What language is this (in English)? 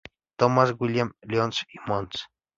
Spanish